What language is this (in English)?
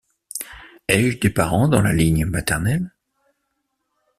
French